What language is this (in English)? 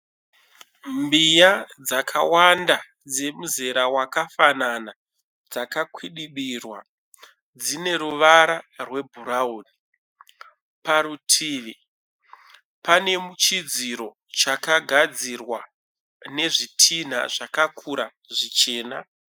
Shona